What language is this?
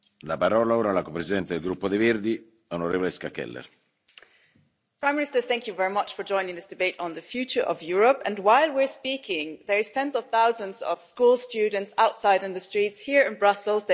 English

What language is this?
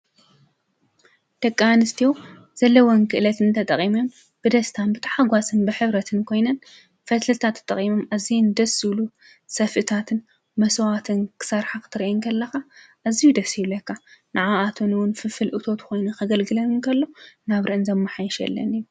Tigrinya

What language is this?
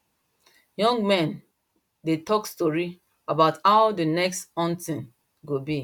Nigerian Pidgin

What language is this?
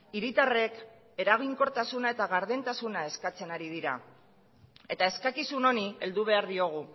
Basque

